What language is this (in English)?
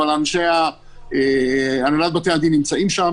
Hebrew